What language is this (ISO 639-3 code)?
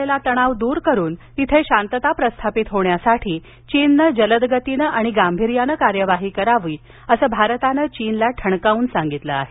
mar